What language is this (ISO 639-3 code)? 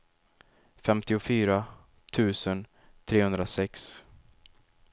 swe